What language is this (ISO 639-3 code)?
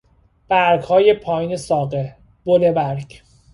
fas